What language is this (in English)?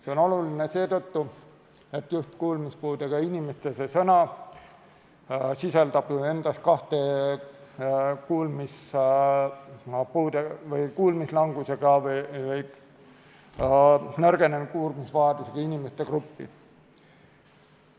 Estonian